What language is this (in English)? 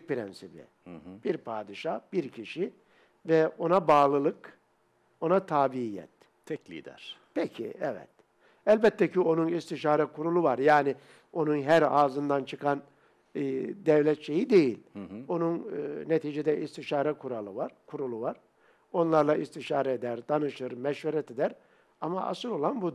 Turkish